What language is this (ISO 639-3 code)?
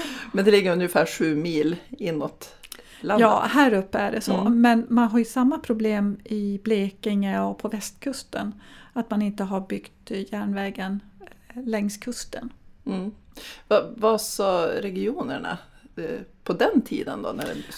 swe